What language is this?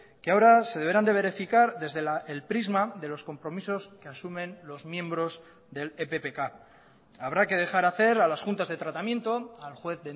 Spanish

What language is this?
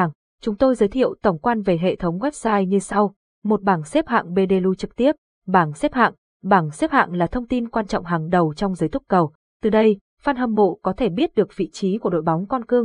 Vietnamese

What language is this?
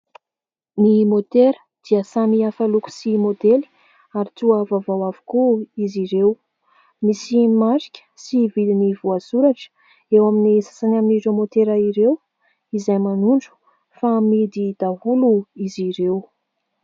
Malagasy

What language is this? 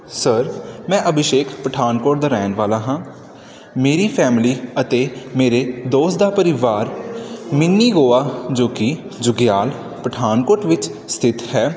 Punjabi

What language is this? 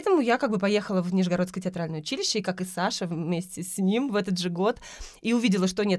Russian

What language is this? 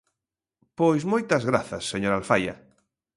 Galician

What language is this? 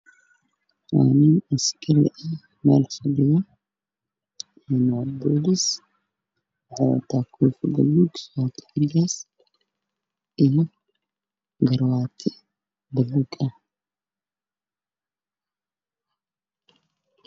Somali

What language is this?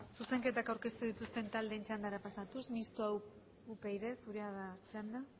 Basque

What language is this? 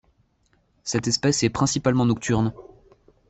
French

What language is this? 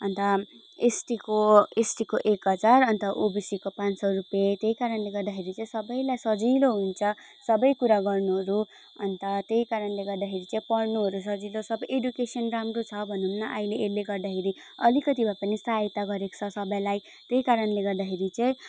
Nepali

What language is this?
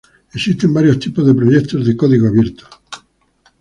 Spanish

